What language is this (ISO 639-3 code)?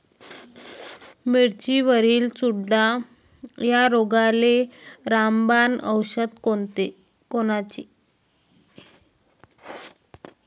mar